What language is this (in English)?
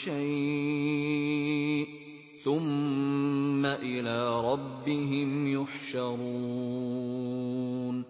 Arabic